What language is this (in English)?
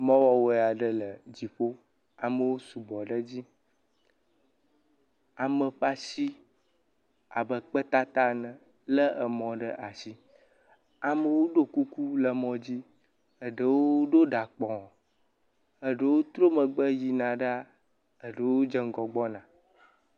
Ewe